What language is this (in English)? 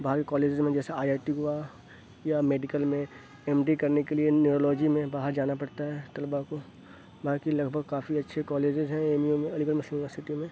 Urdu